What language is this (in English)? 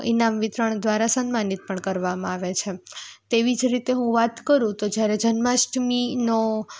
Gujarati